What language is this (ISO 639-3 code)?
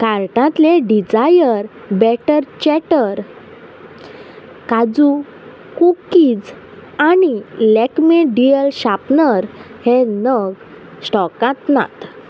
kok